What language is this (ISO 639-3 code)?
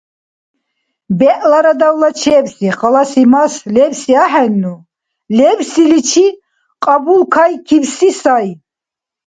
dar